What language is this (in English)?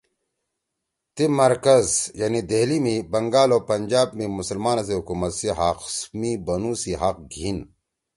Torwali